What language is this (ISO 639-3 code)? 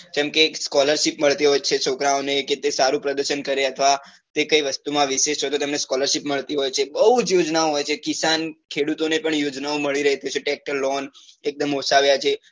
guj